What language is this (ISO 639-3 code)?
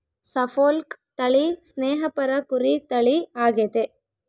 kan